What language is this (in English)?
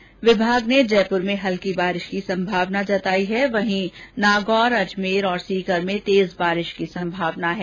Hindi